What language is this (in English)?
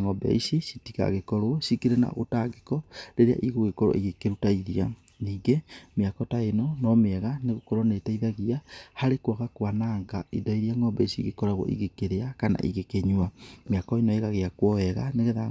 Kikuyu